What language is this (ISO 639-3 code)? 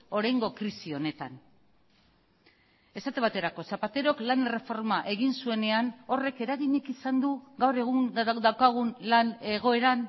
eus